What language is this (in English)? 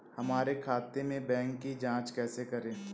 Hindi